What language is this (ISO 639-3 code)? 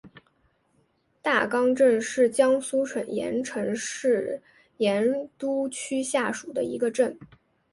zho